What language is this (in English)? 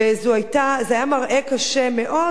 Hebrew